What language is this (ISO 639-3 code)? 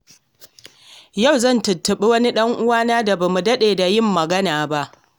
hau